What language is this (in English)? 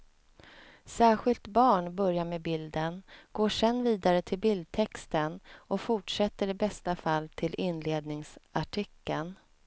Swedish